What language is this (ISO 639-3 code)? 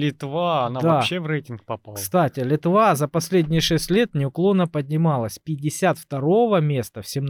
rus